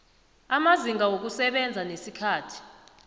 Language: South Ndebele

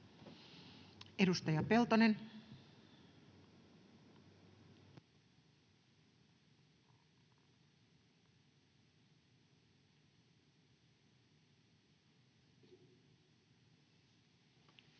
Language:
Finnish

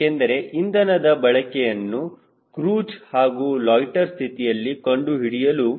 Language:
Kannada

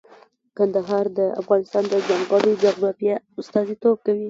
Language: Pashto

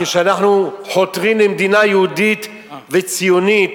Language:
Hebrew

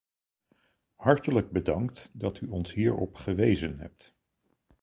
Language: Dutch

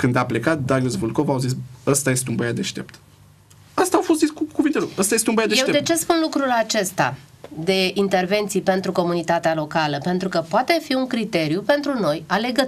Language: Romanian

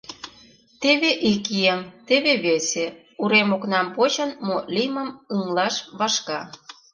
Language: Mari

